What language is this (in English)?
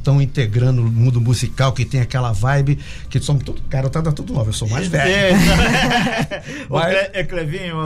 Portuguese